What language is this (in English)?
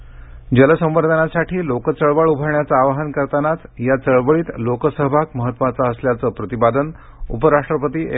Marathi